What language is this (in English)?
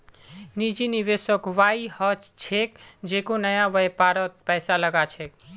Magahi